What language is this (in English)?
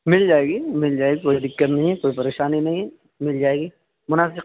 Urdu